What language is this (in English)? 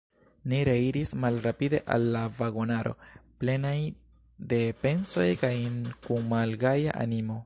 Esperanto